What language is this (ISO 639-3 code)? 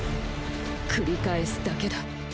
jpn